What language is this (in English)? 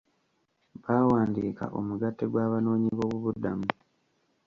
Ganda